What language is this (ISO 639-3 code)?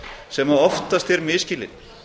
isl